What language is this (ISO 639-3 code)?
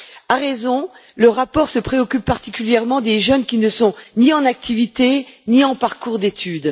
fra